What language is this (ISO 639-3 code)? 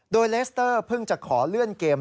tha